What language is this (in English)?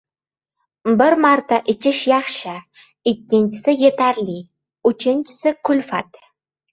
Uzbek